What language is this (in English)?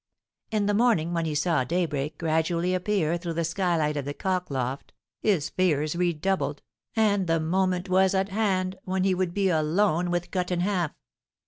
English